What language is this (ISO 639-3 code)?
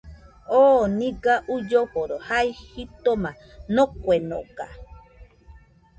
hux